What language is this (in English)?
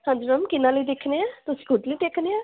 Punjabi